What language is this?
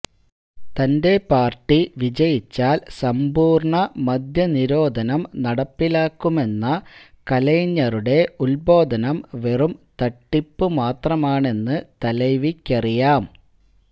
Malayalam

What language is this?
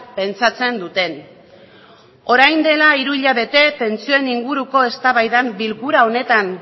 Basque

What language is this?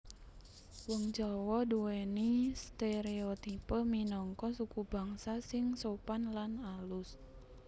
Javanese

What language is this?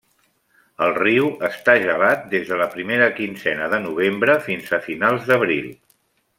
Catalan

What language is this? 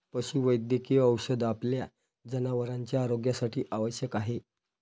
Marathi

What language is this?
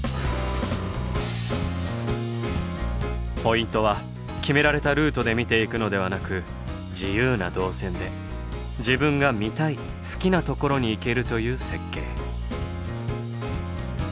Japanese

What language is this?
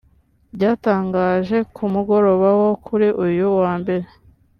Kinyarwanda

